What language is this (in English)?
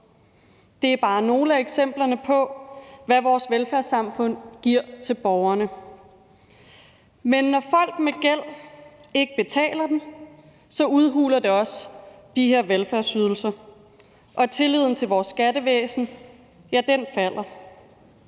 Danish